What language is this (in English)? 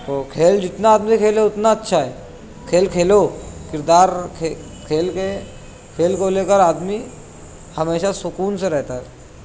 Urdu